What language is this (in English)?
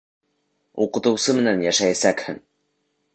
Bashkir